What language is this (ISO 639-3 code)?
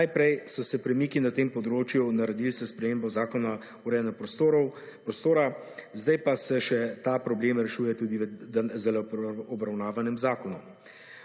slv